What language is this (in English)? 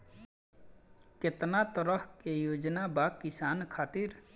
Bhojpuri